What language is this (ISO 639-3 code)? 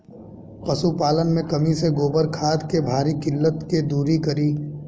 bho